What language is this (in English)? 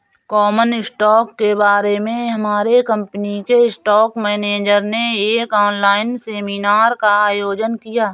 Hindi